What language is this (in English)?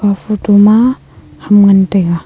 Wancho Naga